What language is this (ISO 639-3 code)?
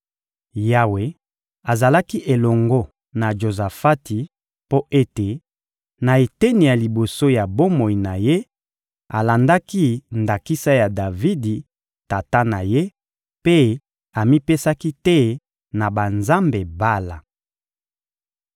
lin